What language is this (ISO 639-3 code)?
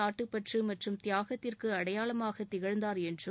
tam